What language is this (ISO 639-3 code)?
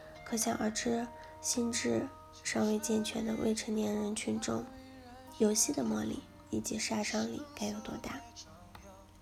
zho